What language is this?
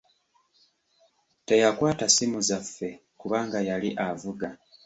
Ganda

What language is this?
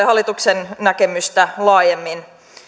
Finnish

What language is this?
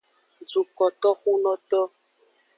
Aja (Benin)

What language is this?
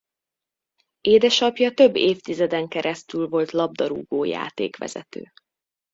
Hungarian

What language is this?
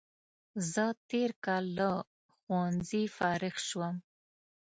Pashto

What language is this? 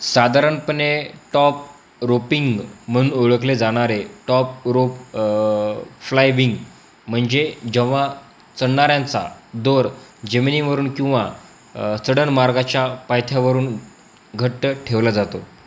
Marathi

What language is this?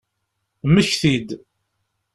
Kabyle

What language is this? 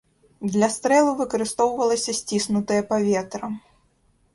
Belarusian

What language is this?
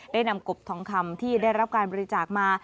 Thai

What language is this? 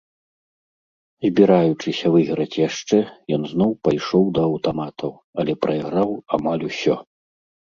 Belarusian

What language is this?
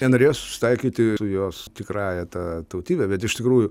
Lithuanian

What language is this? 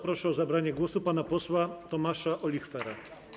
Polish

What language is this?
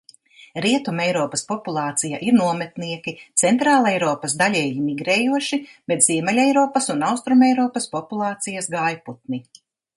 Latvian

